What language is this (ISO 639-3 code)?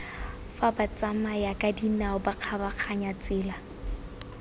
tsn